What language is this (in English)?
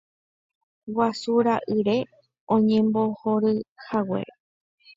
Guarani